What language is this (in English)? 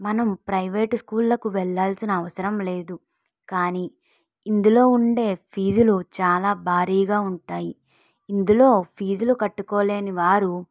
Telugu